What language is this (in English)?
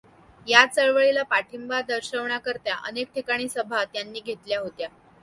Marathi